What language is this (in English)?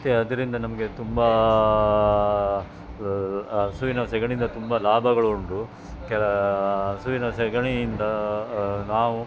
Kannada